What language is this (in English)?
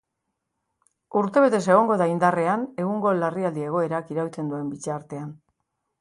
Basque